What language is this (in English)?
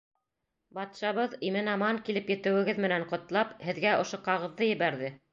Bashkir